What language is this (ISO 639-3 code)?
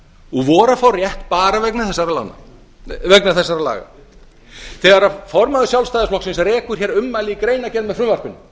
isl